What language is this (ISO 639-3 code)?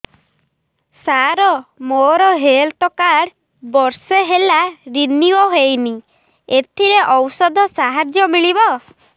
ori